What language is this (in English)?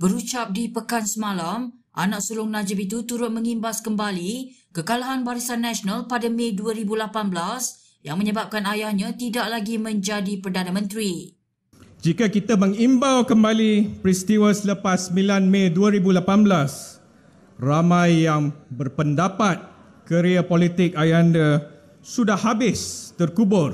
Malay